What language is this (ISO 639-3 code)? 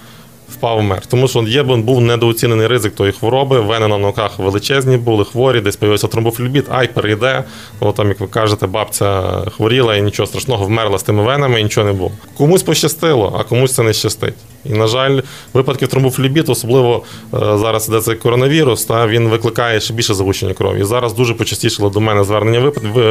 ukr